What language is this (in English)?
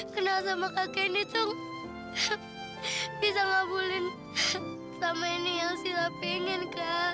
Indonesian